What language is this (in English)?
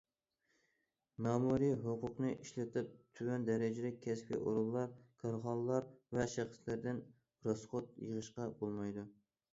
Uyghur